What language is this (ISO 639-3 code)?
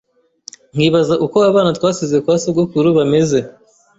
kin